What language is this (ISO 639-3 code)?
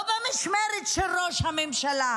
heb